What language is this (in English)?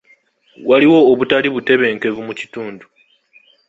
Ganda